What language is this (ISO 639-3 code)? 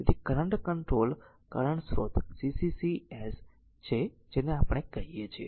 guj